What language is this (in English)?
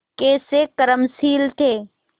Hindi